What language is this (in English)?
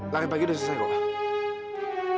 Indonesian